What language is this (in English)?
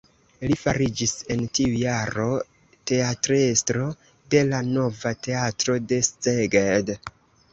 Esperanto